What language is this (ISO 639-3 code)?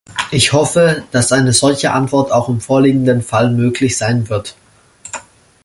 deu